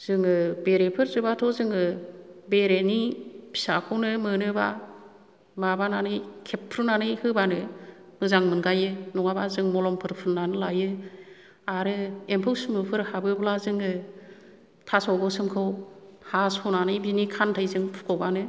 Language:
Bodo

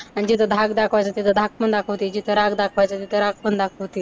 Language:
Marathi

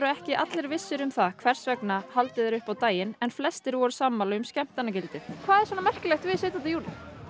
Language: Icelandic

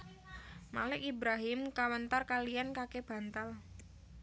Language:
Javanese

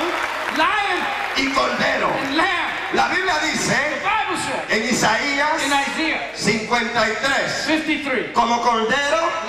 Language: Spanish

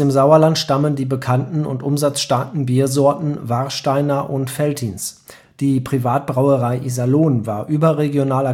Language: German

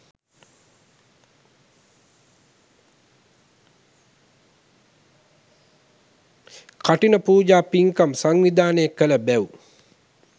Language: Sinhala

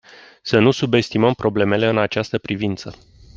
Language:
Romanian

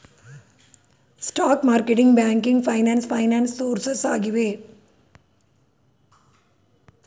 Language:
Kannada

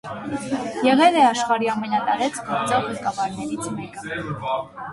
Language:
Armenian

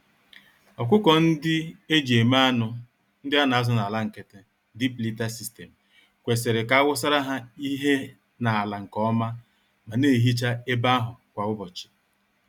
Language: Igbo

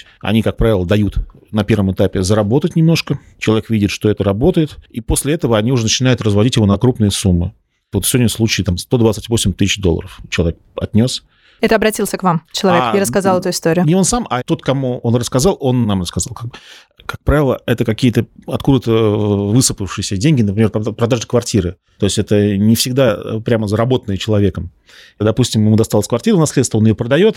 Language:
Russian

